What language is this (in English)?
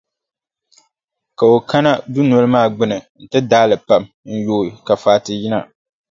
Dagbani